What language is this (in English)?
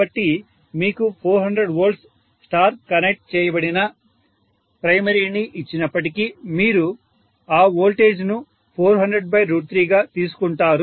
Telugu